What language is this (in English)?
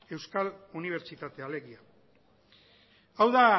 Basque